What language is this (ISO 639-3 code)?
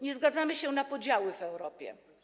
pol